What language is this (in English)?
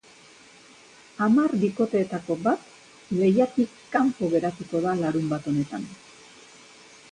Basque